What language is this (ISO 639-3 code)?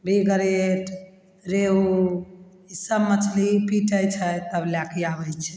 mai